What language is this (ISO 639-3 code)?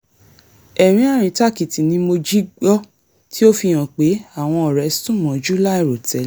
yor